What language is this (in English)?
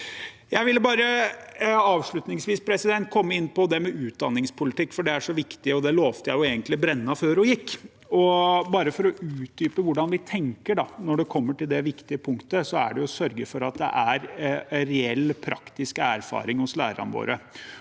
Norwegian